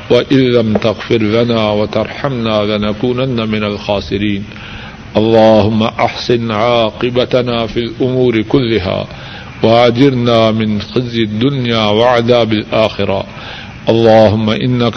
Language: Urdu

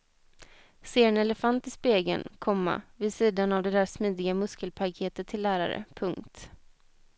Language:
Swedish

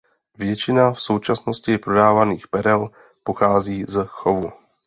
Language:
Czech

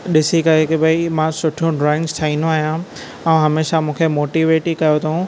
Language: Sindhi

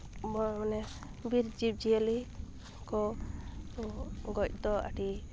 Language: Santali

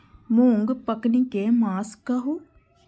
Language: Maithili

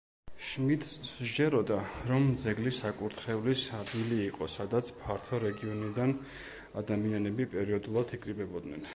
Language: Georgian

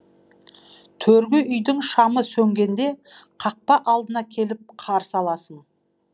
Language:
Kazakh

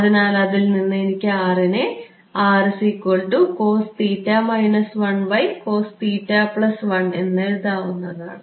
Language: Malayalam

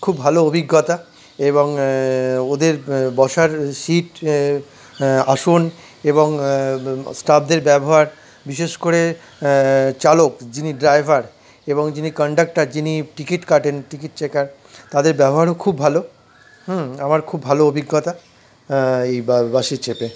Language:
Bangla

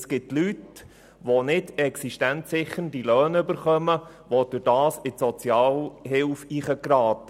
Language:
Swiss German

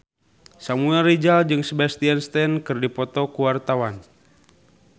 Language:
Sundanese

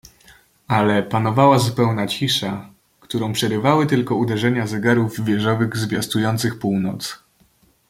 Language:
Polish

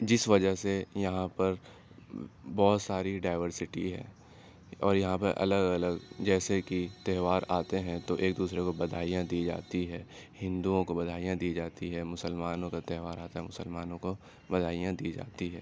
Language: Urdu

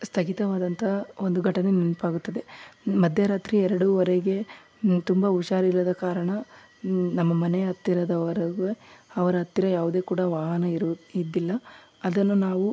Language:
Kannada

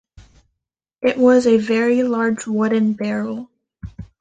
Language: English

